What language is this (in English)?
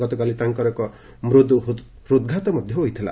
Odia